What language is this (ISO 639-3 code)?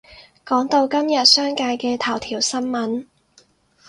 yue